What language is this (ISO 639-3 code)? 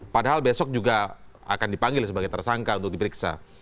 ind